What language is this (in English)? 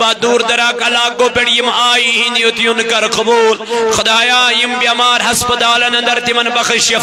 Arabic